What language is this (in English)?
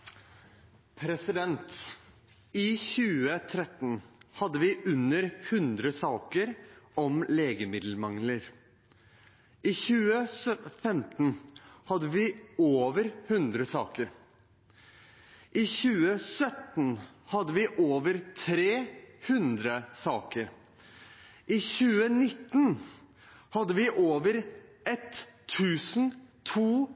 Norwegian Bokmål